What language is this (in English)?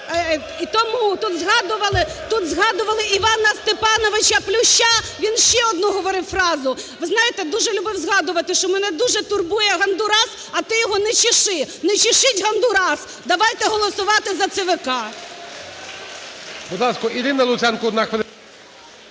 Ukrainian